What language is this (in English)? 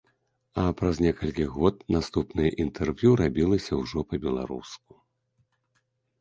Belarusian